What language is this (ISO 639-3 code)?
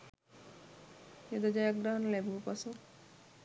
sin